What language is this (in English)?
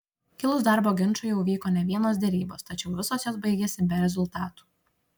Lithuanian